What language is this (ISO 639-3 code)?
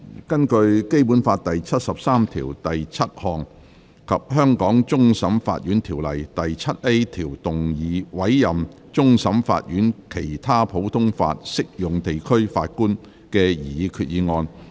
yue